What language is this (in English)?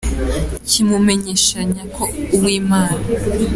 Kinyarwanda